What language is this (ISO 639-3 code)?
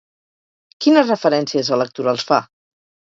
cat